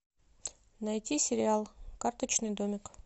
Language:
Russian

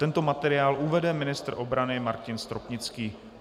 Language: Czech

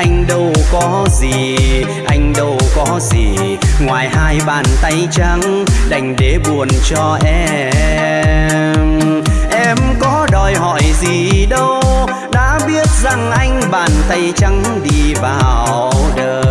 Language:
Vietnamese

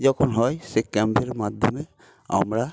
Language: Bangla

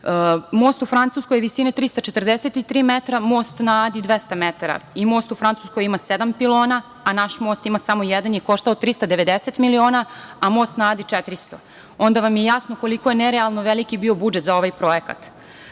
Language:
Serbian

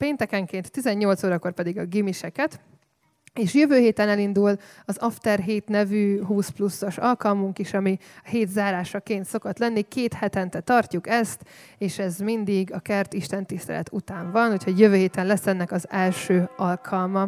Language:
Hungarian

